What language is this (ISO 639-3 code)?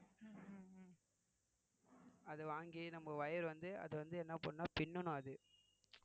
tam